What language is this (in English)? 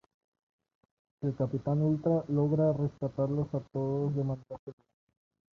Spanish